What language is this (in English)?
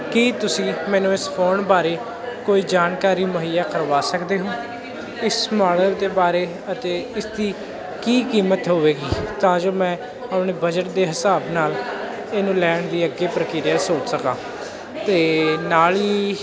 Punjabi